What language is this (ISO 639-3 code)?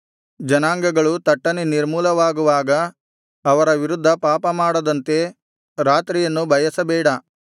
kan